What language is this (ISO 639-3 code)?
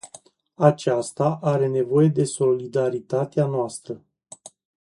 ron